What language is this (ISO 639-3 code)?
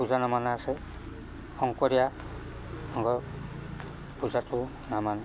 asm